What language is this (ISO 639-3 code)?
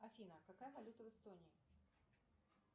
rus